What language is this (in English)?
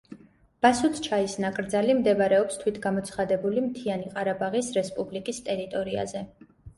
Georgian